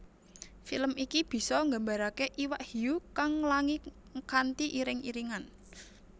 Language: Javanese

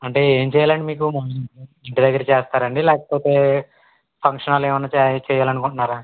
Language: Telugu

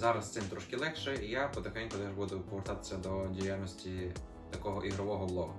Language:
Ukrainian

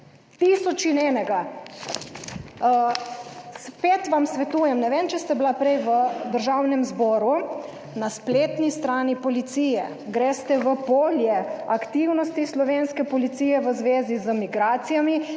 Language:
Slovenian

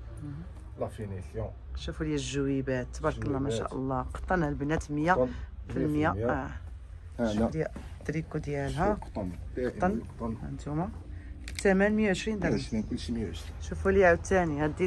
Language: Arabic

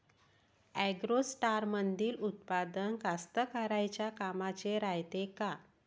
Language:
Marathi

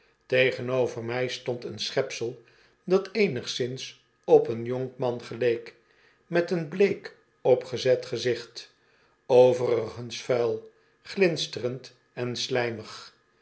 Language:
Dutch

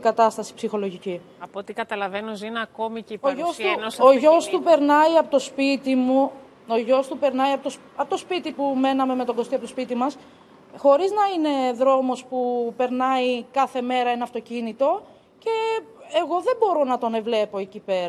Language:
Greek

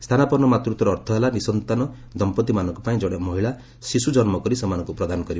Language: Odia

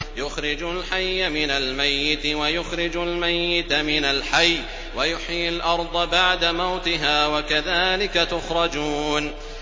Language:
Arabic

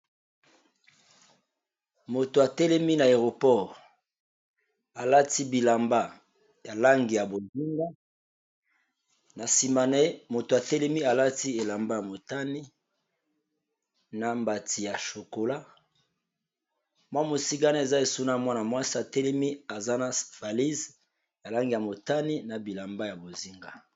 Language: Lingala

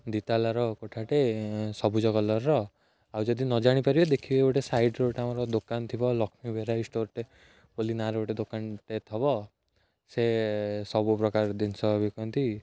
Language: Odia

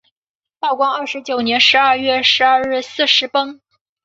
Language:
Chinese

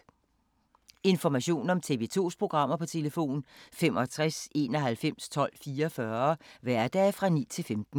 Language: Danish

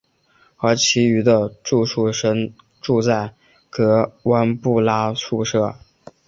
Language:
Chinese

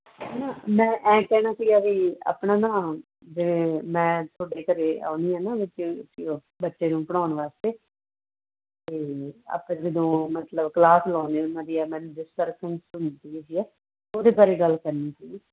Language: Punjabi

